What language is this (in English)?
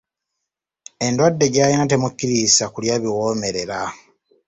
Ganda